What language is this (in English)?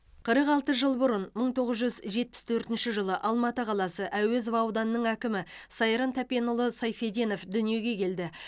Kazakh